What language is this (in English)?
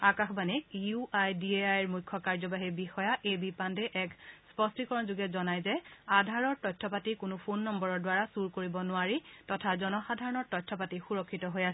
Assamese